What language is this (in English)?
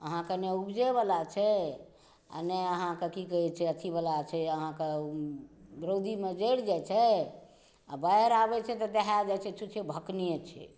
Maithili